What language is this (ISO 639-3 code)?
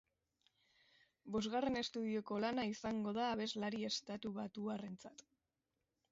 eus